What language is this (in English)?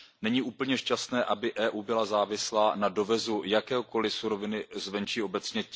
Czech